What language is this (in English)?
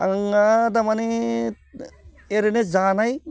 Bodo